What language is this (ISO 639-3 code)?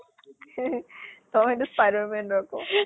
asm